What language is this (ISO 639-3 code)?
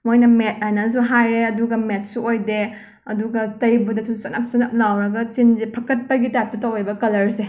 mni